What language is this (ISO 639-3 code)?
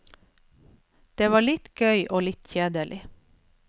nor